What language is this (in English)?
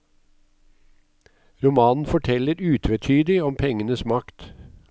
Norwegian